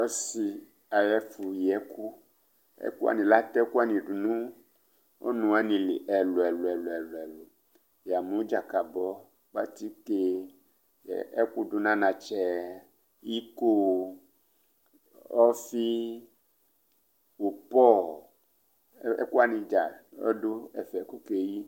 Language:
Ikposo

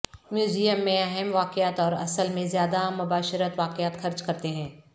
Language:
Urdu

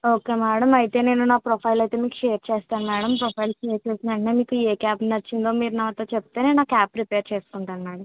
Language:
Telugu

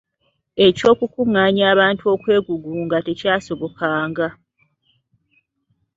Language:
Ganda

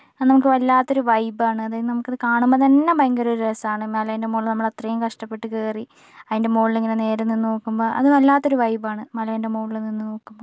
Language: Malayalam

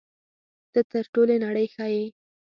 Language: Pashto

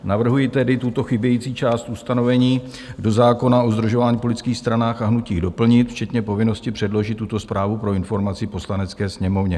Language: Czech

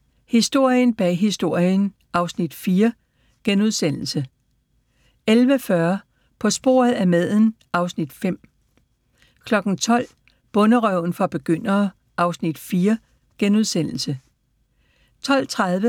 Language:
Danish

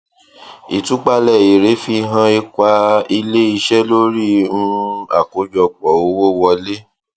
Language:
Yoruba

